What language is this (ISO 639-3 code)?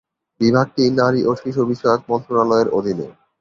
ben